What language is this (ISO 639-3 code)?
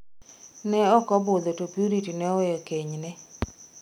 luo